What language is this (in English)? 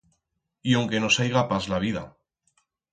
Aragonese